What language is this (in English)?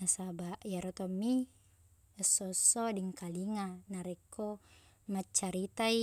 Buginese